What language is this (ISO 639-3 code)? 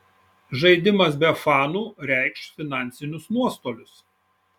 lit